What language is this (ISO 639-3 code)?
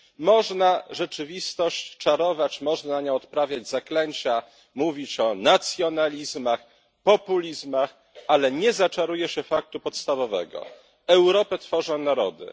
pol